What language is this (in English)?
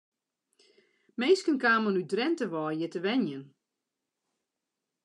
Western Frisian